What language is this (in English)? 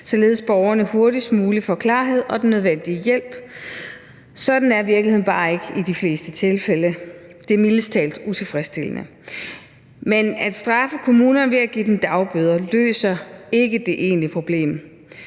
Danish